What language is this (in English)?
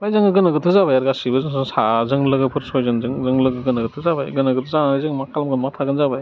Bodo